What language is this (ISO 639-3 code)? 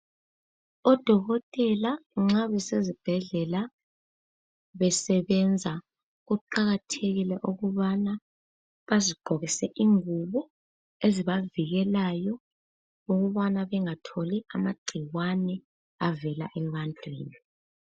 nde